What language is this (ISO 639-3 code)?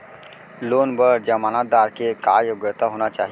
hne